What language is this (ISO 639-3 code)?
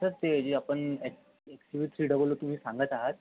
mar